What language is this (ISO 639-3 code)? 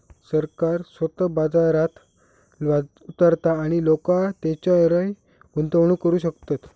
mar